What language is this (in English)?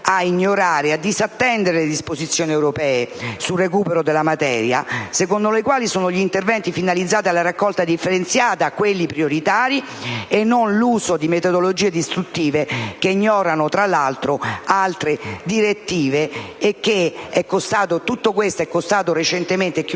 Italian